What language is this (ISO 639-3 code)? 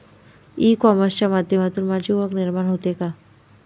mar